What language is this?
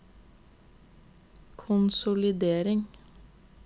Norwegian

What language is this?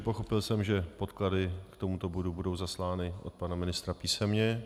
Czech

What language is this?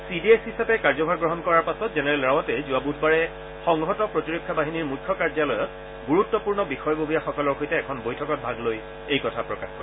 Assamese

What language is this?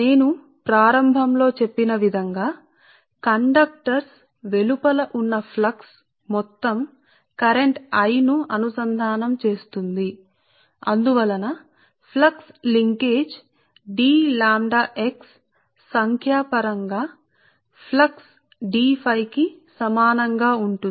Telugu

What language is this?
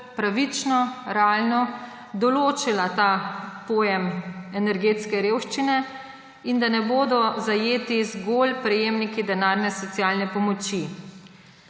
Slovenian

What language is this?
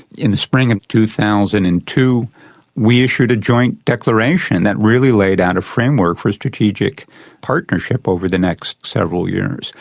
English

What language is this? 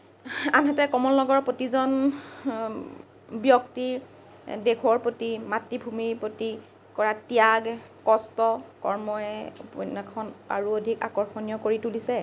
Assamese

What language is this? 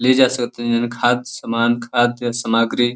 Bhojpuri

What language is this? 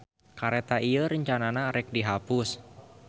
Sundanese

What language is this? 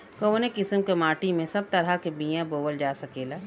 Bhojpuri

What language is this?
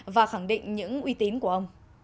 Vietnamese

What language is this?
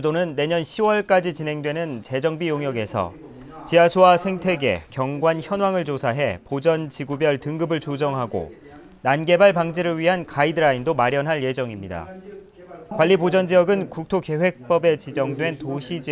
Korean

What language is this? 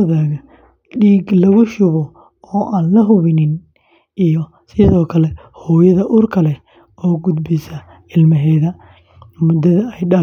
Somali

